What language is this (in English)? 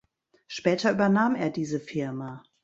German